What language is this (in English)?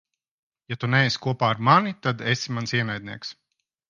Latvian